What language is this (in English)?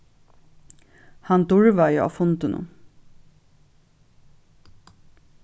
Faroese